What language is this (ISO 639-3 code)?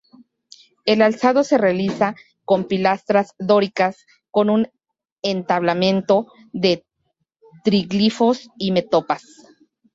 spa